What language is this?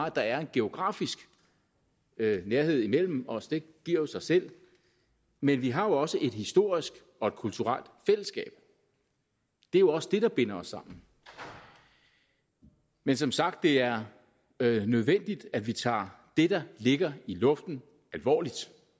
Danish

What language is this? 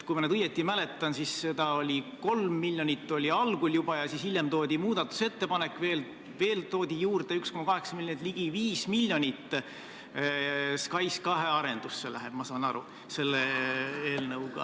Estonian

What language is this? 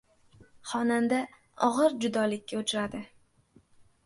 Uzbek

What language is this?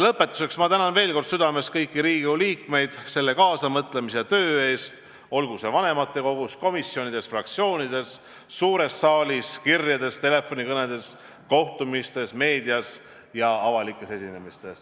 Estonian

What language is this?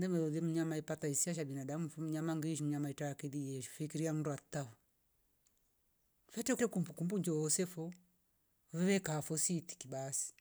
Rombo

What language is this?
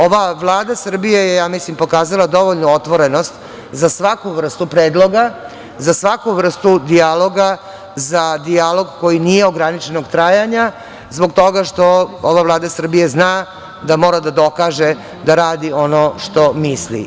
Serbian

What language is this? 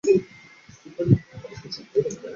Chinese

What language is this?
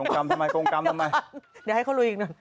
Thai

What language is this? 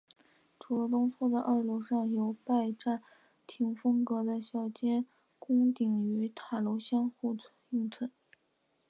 Chinese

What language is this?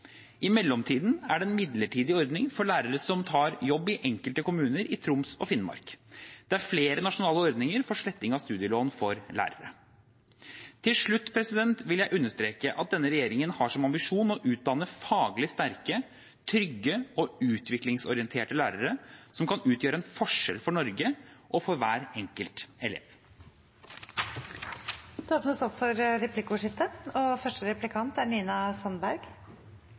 Norwegian Bokmål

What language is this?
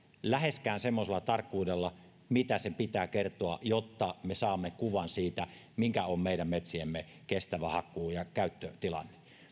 Finnish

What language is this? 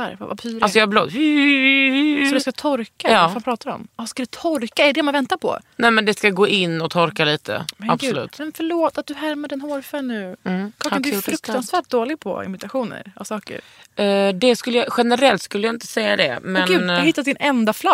Swedish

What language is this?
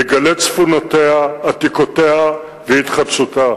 Hebrew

